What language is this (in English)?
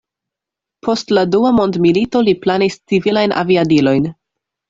Esperanto